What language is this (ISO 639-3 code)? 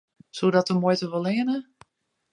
fry